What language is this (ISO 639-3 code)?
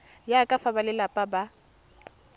tsn